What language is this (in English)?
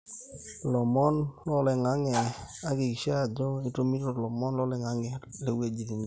Masai